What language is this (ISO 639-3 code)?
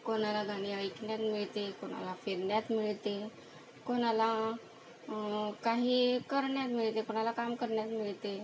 mar